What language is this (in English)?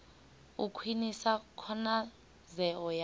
Venda